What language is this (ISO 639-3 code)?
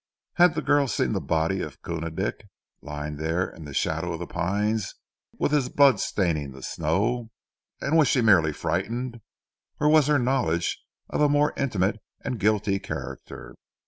eng